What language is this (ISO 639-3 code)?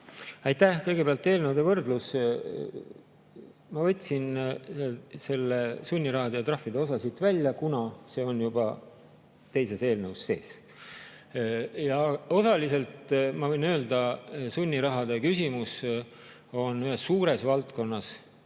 est